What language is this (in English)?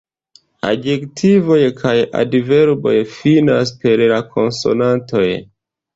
Esperanto